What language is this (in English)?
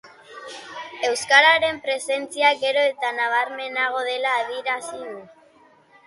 Basque